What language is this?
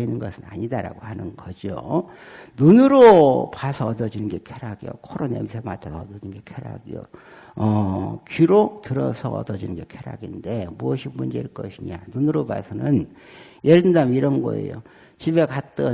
Korean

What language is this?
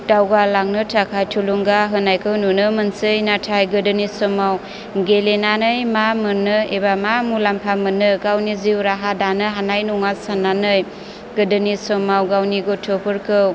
Bodo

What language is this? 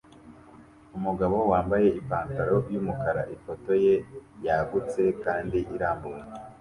Kinyarwanda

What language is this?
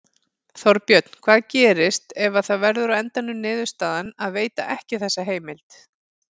Icelandic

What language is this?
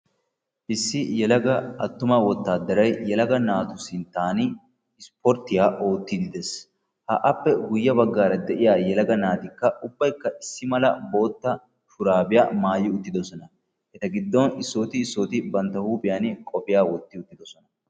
Wolaytta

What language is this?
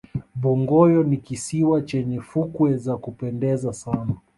Swahili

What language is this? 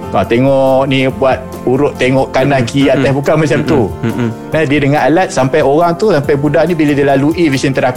Malay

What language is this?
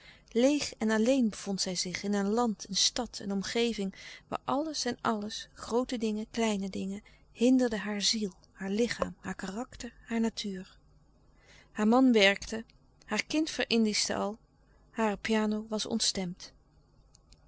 Dutch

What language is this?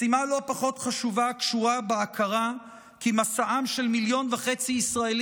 Hebrew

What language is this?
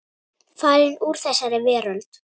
Icelandic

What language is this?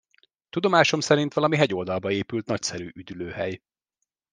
Hungarian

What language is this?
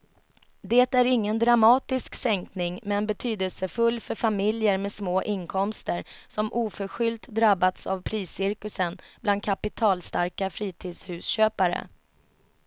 Swedish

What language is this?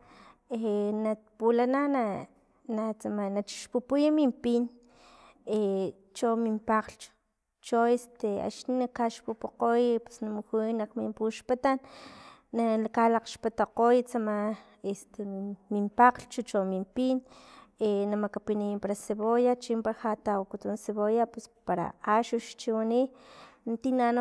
Filomena Mata-Coahuitlán Totonac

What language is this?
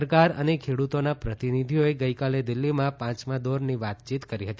Gujarati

